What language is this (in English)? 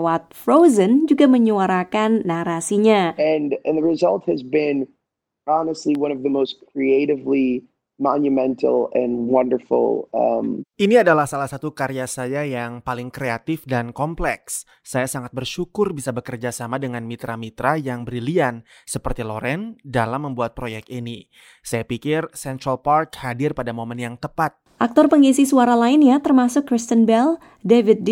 Indonesian